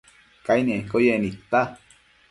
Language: Matsés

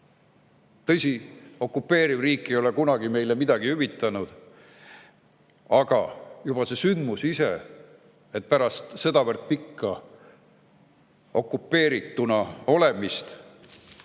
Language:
Estonian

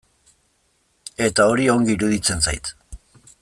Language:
Basque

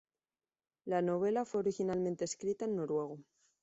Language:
Spanish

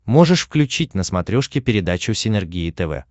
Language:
Russian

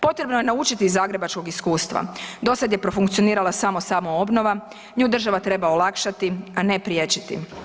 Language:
Croatian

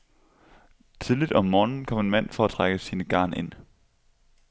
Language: Danish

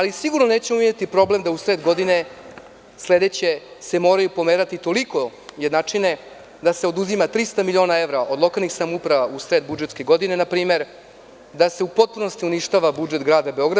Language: Serbian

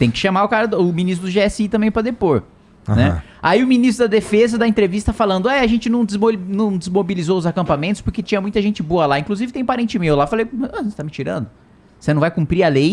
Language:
Portuguese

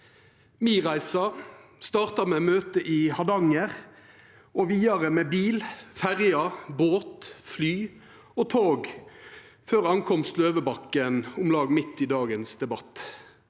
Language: Norwegian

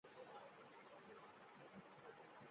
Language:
Urdu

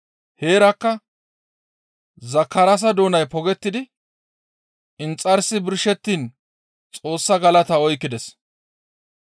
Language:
Gamo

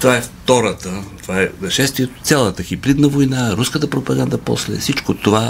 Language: Bulgarian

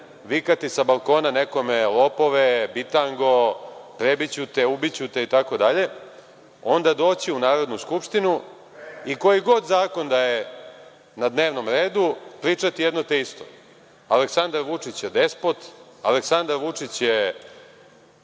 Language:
Serbian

